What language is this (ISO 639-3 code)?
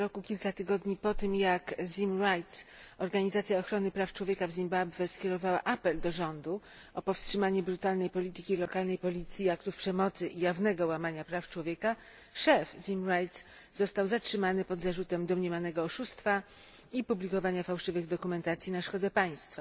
pol